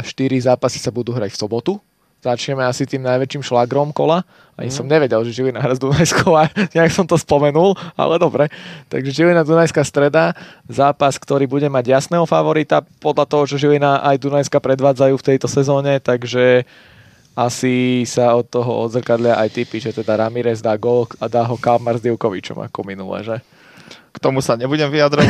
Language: Slovak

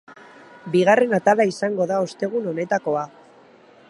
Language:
Basque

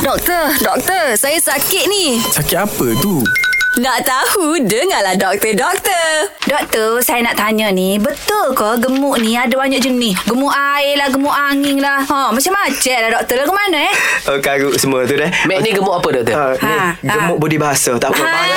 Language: Malay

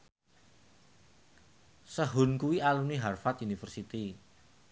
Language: Javanese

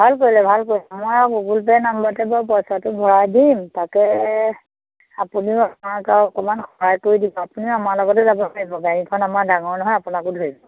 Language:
Assamese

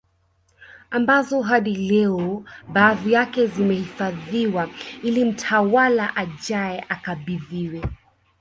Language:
Swahili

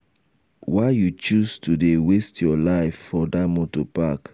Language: Nigerian Pidgin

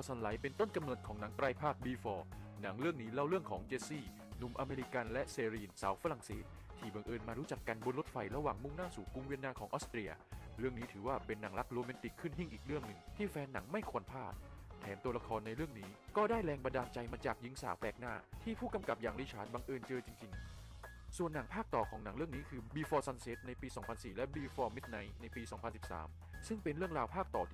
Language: Thai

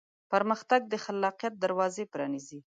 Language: Pashto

